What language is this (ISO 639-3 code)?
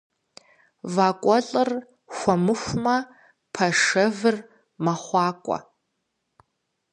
kbd